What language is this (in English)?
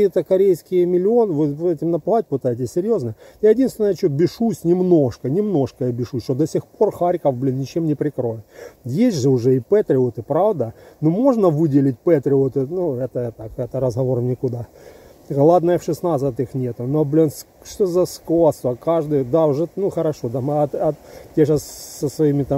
Russian